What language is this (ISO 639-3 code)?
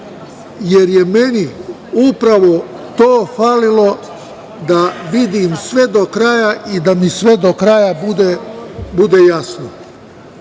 srp